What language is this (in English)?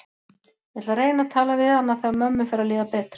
Icelandic